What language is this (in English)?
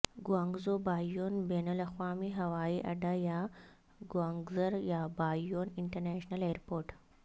Urdu